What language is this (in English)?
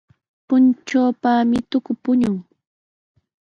Sihuas Ancash Quechua